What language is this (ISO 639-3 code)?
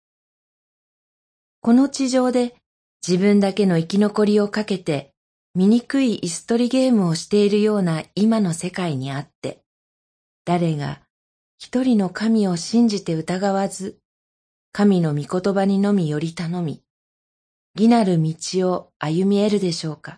jpn